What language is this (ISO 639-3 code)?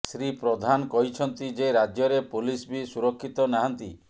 ori